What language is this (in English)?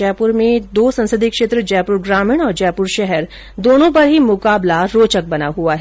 Hindi